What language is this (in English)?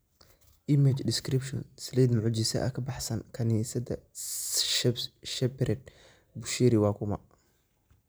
Somali